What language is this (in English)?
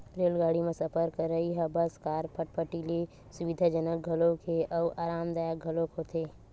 Chhattisgarhi